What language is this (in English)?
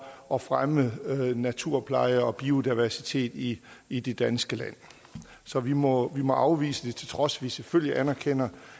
Danish